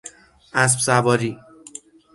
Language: Persian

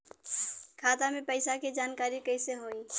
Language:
Bhojpuri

